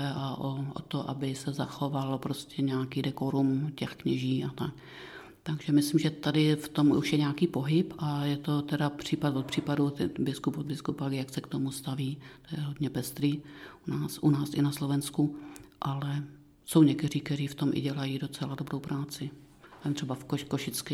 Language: Czech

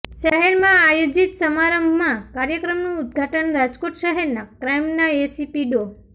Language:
Gujarati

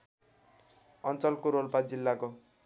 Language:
Nepali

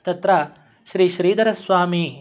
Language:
Sanskrit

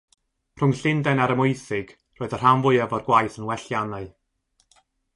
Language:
Welsh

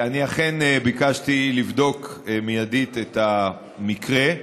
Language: Hebrew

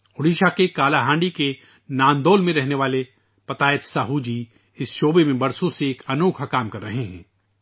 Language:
Urdu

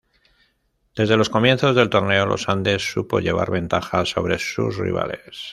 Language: Spanish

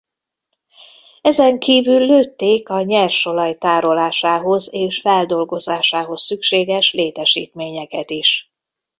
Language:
Hungarian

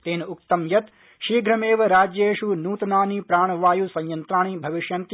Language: Sanskrit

